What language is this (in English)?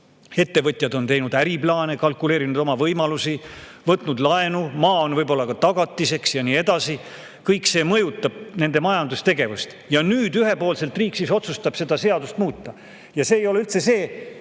Estonian